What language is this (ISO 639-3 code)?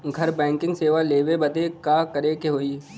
bho